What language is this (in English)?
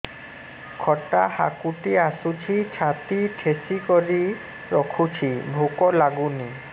Odia